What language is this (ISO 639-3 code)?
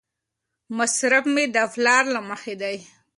pus